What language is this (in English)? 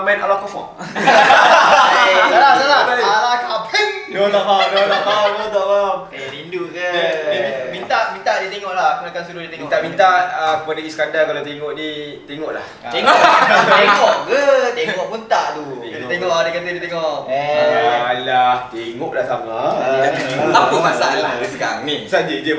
Malay